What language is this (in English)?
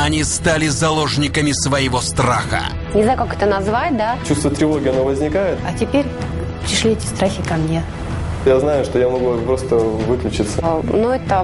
Russian